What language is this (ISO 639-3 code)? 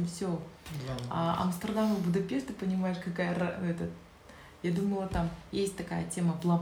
rus